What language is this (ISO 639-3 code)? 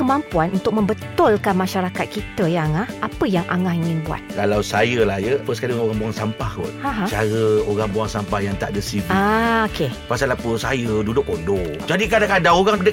msa